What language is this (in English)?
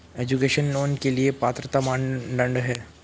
Hindi